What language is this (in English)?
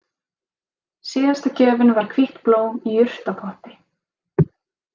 Icelandic